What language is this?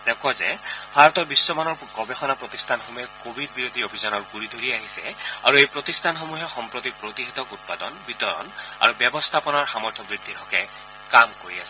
Assamese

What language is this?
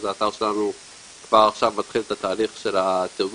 Hebrew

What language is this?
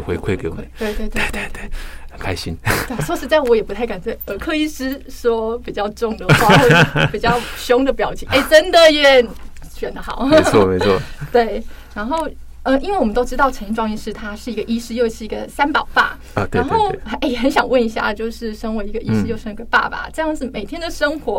Chinese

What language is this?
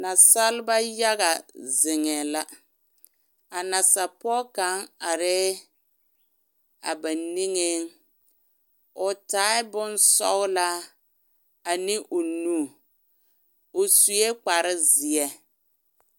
Southern Dagaare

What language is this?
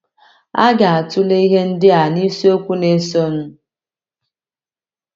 Igbo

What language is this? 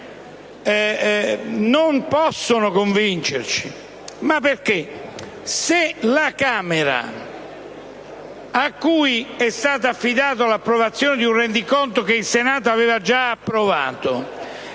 Italian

